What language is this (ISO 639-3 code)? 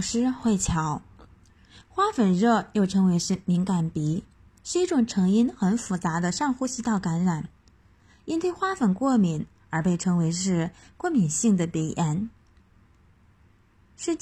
zho